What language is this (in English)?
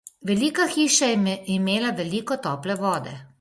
Slovenian